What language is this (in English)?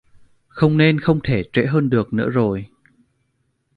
Vietnamese